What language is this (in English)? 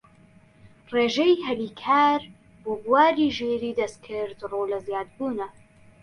Central Kurdish